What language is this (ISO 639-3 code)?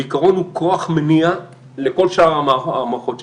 heb